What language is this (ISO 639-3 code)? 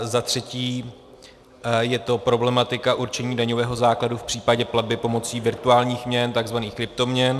ces